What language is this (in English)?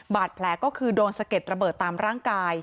Thai